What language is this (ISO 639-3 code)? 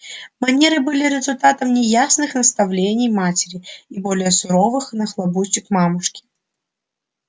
rus